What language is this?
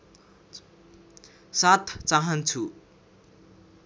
Nepali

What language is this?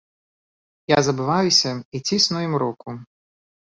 Belarusian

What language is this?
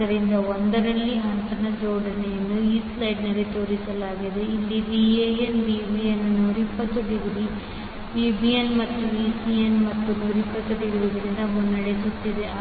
Kannada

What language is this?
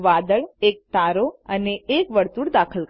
Gujarati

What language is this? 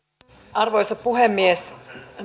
Finnish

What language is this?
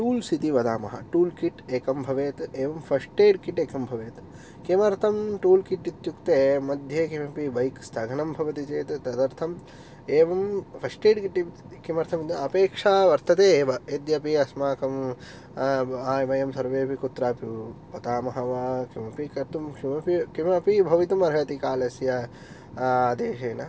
Sanskrit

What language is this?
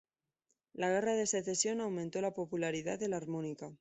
Spanish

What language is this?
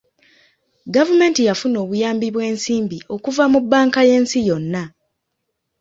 Ganda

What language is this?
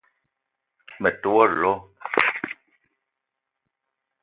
Eton (Cameroon)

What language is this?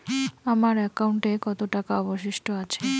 Bangla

